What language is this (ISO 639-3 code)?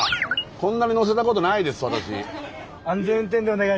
jpn